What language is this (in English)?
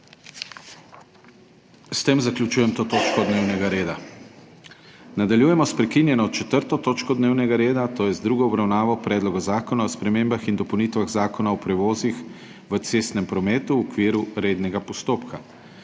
Slovenian